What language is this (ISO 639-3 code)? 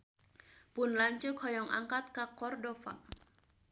sun